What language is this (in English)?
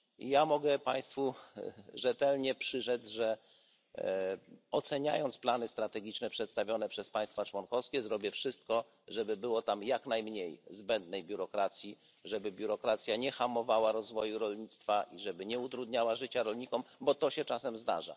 Polish